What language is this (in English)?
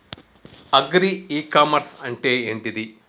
Telugu